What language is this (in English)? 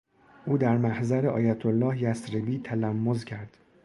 Persian